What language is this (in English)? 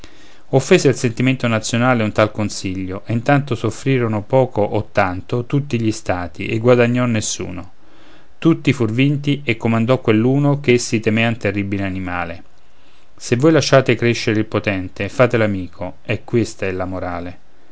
Italian